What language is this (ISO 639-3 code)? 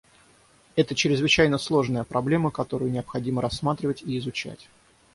rus